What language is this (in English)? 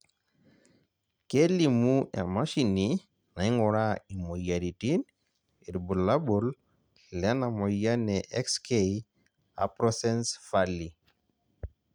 Masai